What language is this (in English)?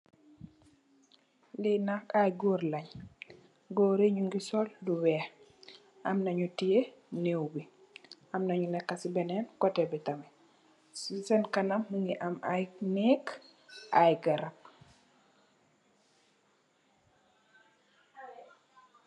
Wolof